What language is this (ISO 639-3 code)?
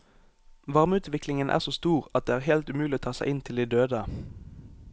nor